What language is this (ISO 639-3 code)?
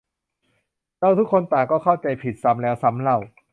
tha